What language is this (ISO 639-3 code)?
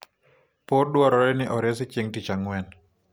luo